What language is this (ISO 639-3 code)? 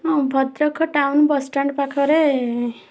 ori